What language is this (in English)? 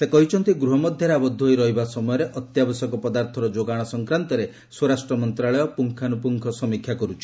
Odia